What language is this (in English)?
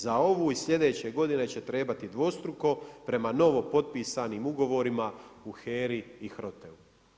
Croatian